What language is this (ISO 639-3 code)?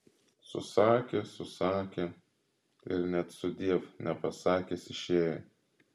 lit